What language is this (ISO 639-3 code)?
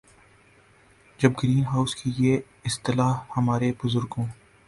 urd